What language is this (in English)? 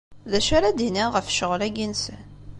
Kabyle